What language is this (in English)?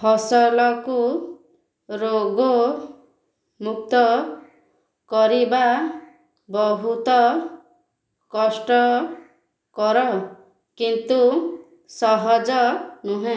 Odia